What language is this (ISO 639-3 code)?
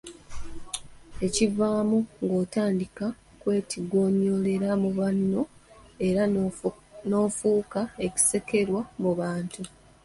lug